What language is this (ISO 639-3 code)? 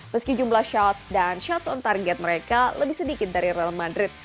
ind